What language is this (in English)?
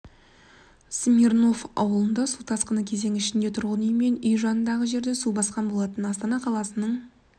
Kazakh